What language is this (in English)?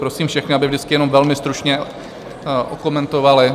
Czech